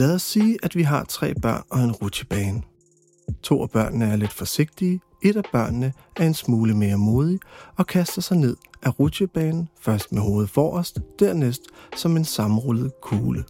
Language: Danish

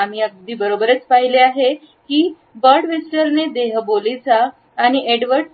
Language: Marathi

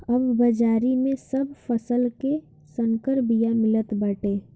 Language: Bhojpuri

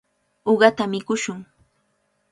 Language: Cajatambo North Lima Quechua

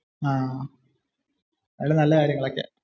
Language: Malayalam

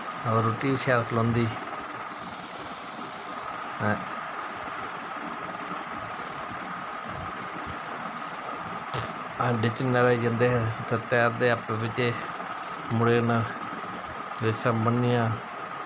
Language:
Dogri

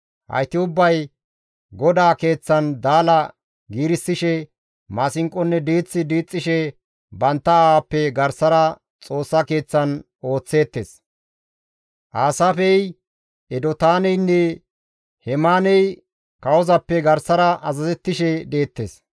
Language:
Gamo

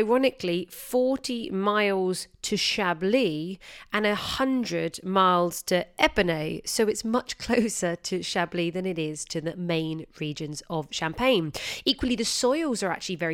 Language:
English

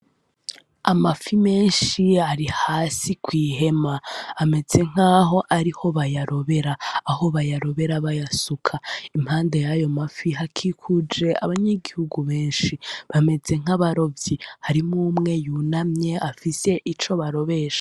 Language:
Rundi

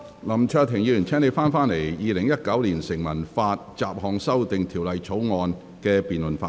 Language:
Cantonese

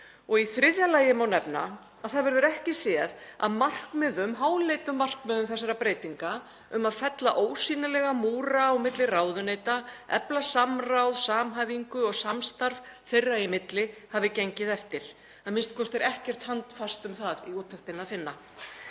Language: Icelandic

